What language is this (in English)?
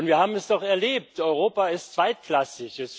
German